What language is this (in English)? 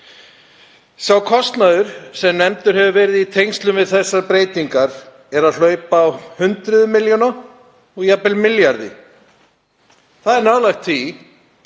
Icelandic